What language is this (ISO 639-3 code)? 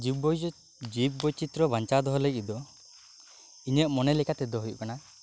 sat